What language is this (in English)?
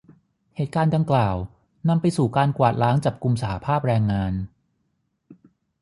Thai